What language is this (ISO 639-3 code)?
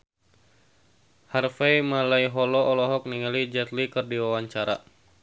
sun